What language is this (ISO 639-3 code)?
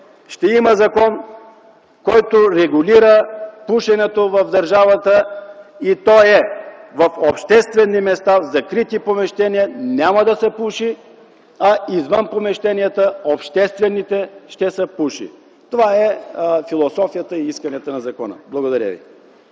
bul